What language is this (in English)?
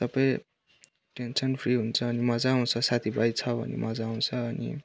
Nepali